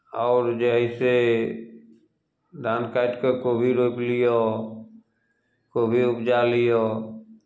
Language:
Maithili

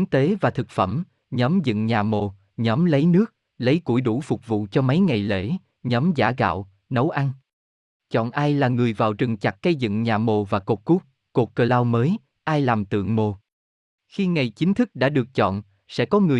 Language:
Vietnamese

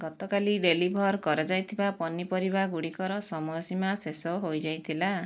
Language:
Odia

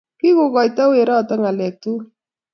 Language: Kalenjin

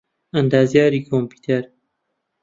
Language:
Central Kurdish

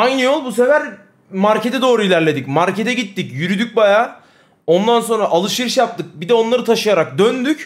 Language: Turkish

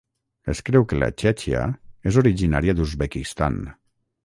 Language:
Catalan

